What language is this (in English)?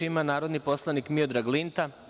Serbian